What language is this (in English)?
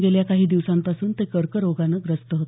Marathi